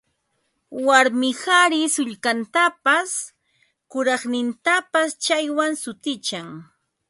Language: Ambo-Pasco Quechua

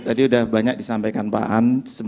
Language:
Indonesian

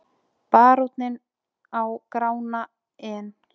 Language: Icelandic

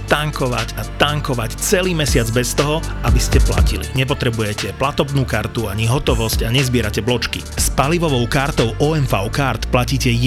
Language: Slovak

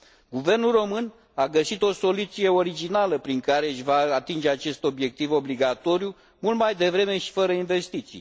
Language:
Romanian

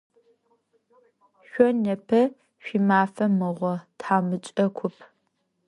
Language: Adyghe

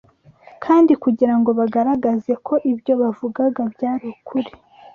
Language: Kinyarwanda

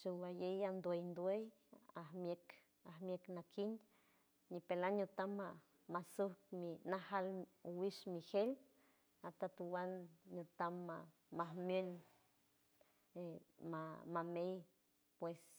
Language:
San Francisco Del Mar Huave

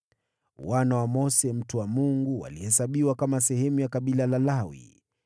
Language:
Swahili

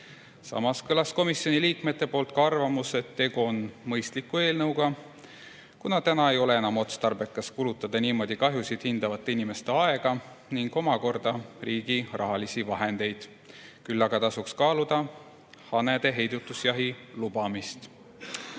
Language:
Estonian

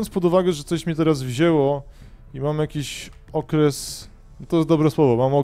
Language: Polish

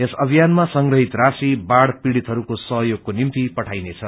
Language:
Nepali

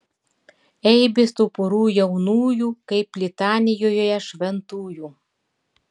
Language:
Lithuanian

